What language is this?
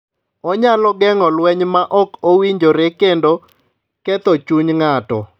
Luo (Kenya and Tanzania)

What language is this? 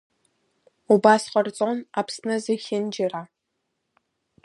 Abkhazian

